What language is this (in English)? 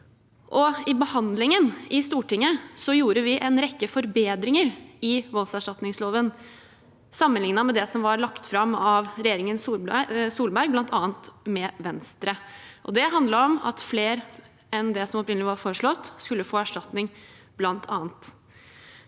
Norwegian